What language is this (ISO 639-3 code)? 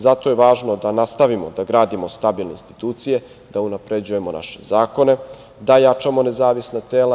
srp